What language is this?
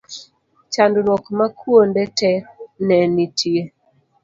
Luo (Kenya and Tanzania)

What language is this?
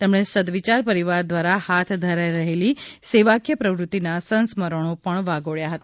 Gujarati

